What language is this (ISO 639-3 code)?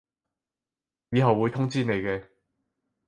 yue